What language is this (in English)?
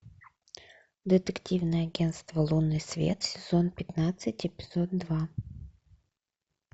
Russian